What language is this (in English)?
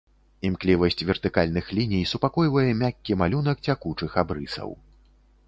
Belarusian